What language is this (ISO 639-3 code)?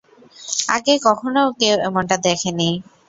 ben